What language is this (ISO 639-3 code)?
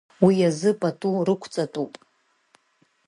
abk